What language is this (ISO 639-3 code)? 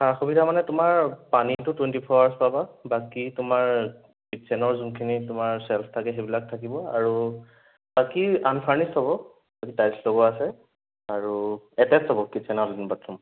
asm